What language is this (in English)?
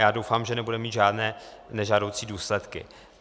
Czech